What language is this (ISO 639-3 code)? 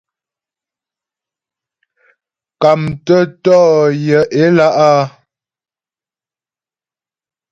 bbj